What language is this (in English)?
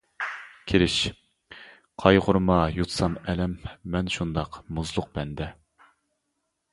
Uyghur